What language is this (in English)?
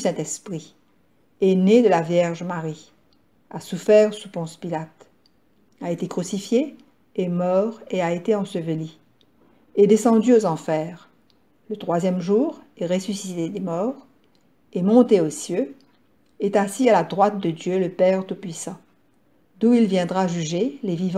French